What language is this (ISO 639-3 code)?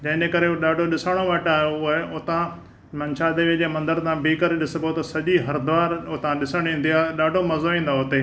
snd